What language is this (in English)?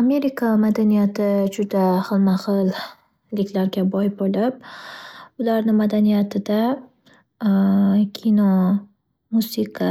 Uzbek